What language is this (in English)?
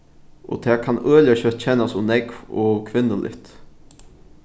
Faroese